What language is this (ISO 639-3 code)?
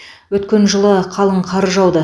kaz